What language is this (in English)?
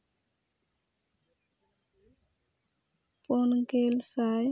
Santali